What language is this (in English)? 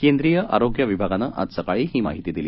Marathi